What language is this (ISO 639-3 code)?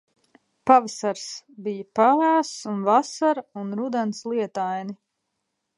lav